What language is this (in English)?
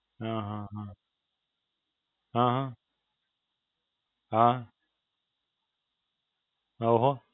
Gujarati